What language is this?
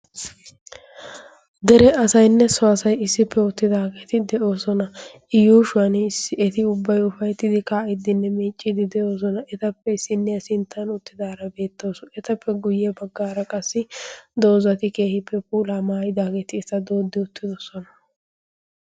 Wolaytta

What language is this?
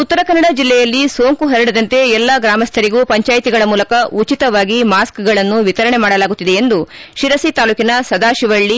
Kannada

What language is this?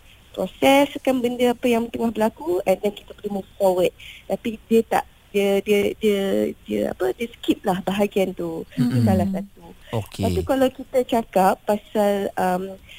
Malay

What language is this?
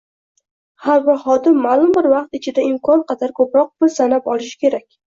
Uzbek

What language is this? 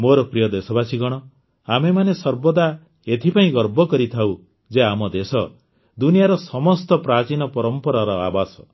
Odia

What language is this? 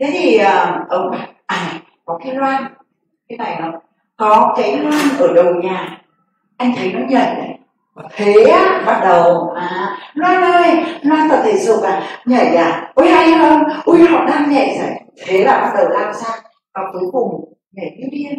Vietnamese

